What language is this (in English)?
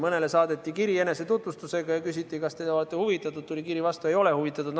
Estonian